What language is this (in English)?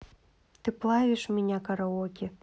Russian